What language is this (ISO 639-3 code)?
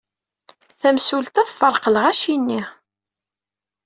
kab